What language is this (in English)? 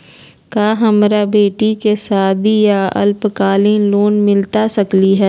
Magahi